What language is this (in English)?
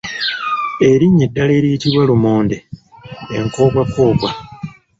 Ganda